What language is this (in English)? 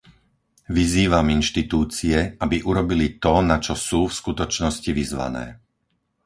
Slovak